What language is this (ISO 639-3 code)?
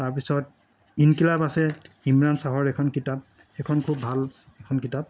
asm